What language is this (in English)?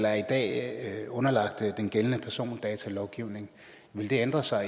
Danish